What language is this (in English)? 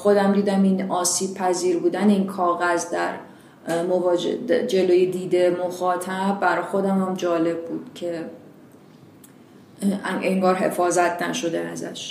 Persian